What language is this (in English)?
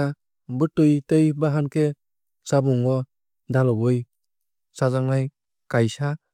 Kok Borok